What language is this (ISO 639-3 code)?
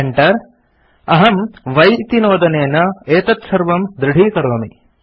san